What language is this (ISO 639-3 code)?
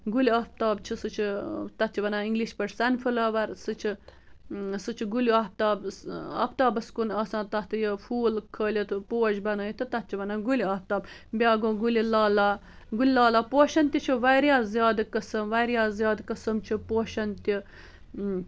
kas